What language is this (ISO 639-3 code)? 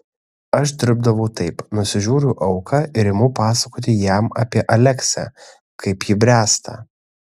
lit